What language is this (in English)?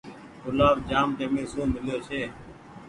Goaria